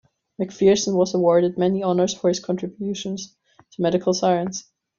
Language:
English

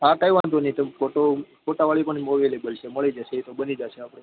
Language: Gujarati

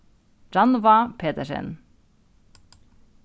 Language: Faroese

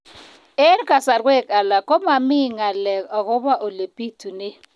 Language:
Kalenjin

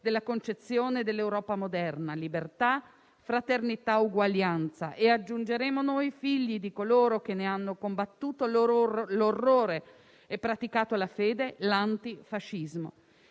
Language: Italian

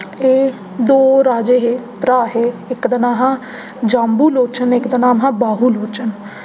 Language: Dogri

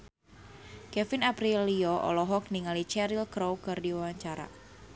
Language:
Sundanese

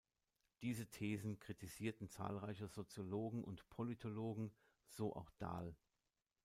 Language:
German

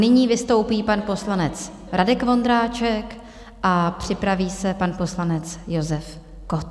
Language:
Czech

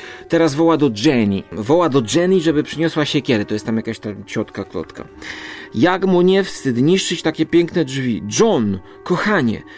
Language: Polish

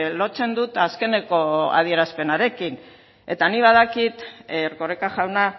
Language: Basque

